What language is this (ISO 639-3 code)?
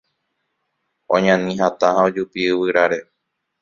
grn